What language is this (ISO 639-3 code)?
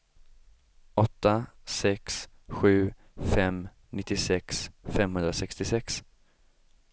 swe